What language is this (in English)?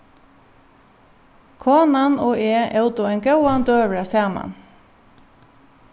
Faroese